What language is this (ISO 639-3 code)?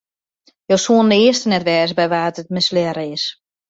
fry